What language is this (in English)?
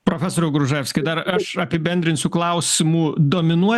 Lithuanian